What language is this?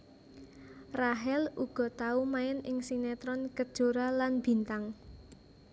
Javanese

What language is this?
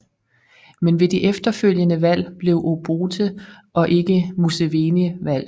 Danish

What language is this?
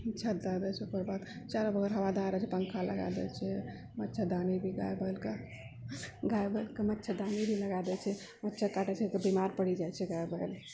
Maithili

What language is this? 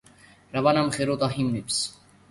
Georgian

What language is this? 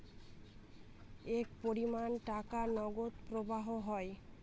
Bangla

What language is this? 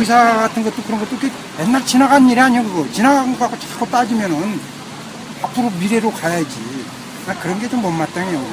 Korean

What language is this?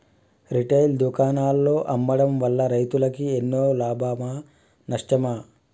Telugu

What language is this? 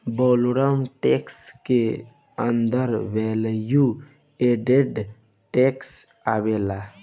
Bhojpuri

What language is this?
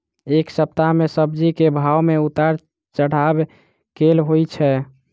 Maithili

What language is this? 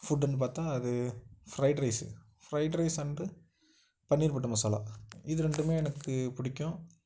Tamil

